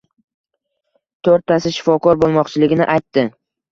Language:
Uzbek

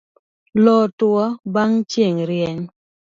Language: Luo (Kenya and Tanzania)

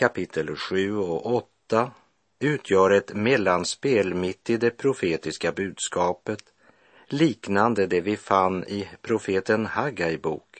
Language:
Swedish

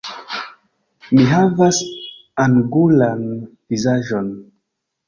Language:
Esperanto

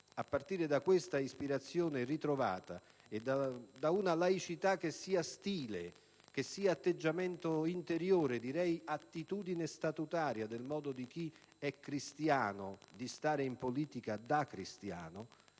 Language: Italian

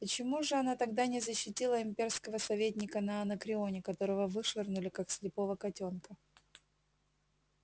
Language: Russian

